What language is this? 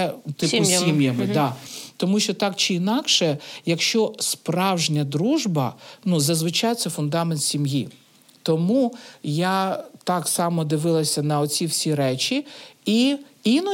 Ukrainian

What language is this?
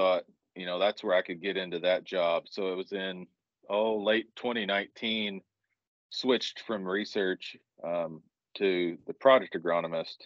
English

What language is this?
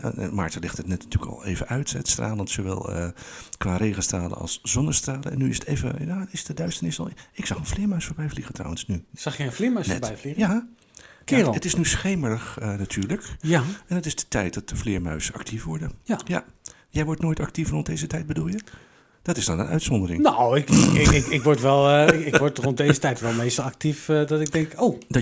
Dutch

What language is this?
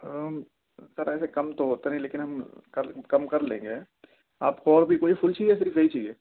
Urdu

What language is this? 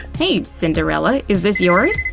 English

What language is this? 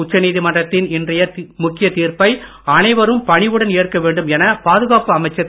Tamil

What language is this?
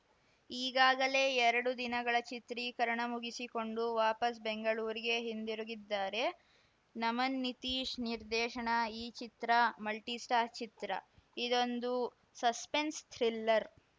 Kannada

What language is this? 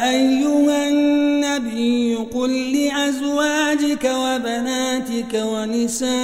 Arabic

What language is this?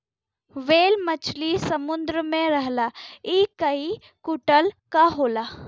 Bhojpuri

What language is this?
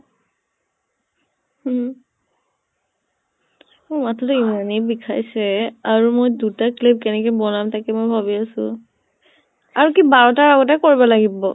Assamese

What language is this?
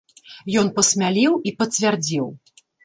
Belarusian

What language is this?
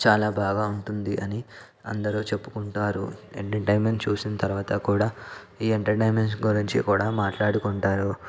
Telugu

